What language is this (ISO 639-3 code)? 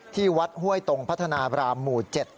tha